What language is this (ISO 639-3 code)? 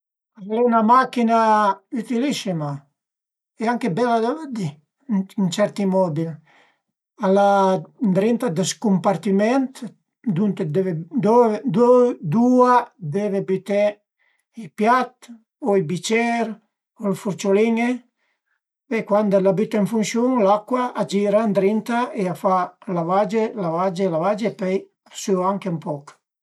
pms